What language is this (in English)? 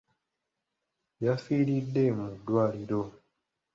Ganda